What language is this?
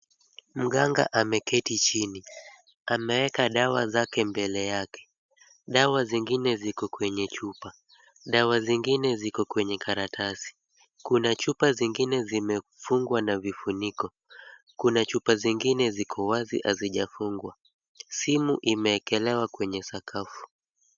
Swahili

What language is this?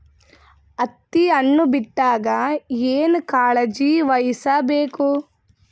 Kannada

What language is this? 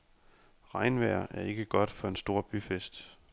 Danish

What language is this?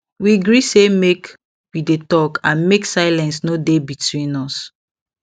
Nigerian Pidgin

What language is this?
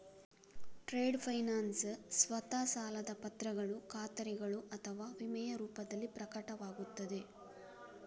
Kannada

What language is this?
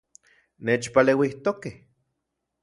Central Puebla Nahuatl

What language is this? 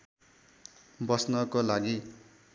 Nepali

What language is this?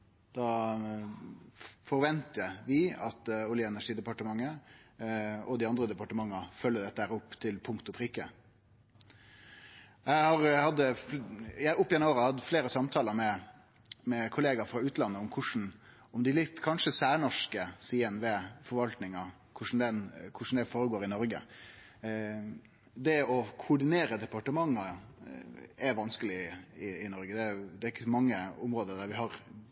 Norwegian Nynorsk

